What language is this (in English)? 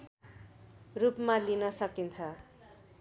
Nepali